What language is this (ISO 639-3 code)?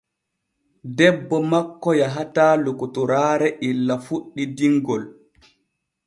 fue